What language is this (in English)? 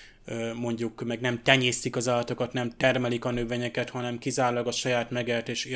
Hungarian